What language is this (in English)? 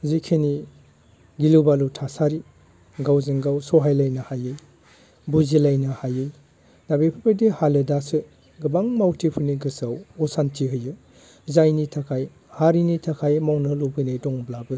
Bodo